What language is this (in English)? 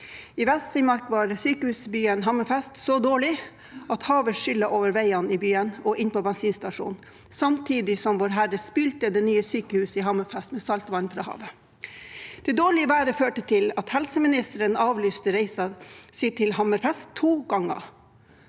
Norwegian